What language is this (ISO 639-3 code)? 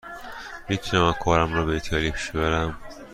fas